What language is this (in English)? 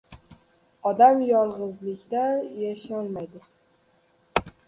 Uzbek